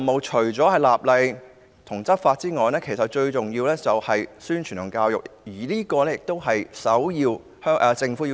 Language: Cantonese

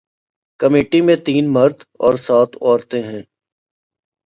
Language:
Urdu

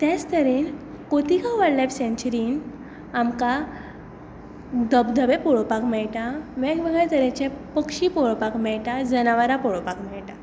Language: Konkani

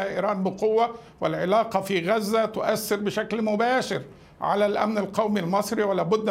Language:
Arabic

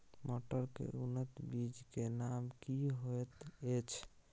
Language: Maithili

